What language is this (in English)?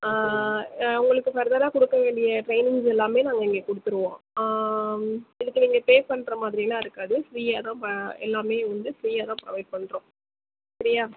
Tamil